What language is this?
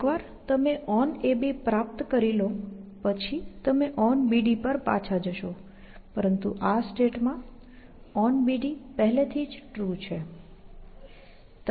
Gujarati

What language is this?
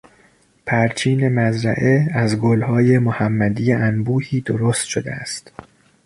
Persian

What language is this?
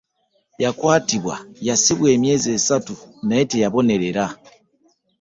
Ganda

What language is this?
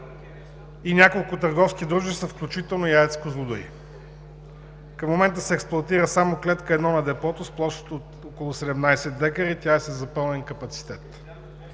Bulgarian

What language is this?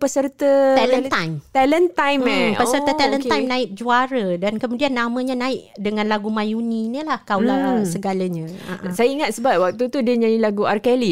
Malay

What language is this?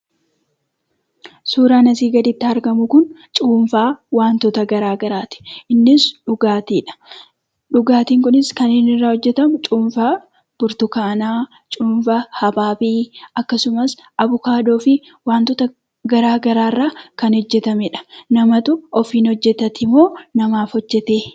Oromo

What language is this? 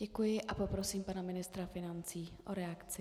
Czech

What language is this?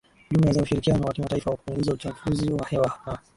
Swahili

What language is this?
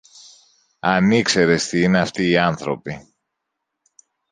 Greek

